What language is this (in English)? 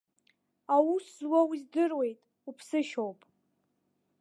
Abkhazian